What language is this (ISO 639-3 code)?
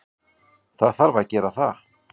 isl